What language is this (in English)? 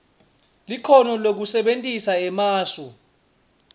Swati